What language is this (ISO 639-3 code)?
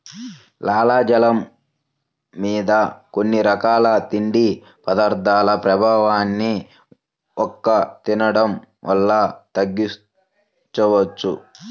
tel